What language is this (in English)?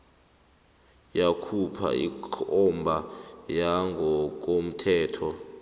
South Ndebele